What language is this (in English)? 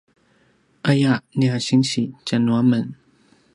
Paiwan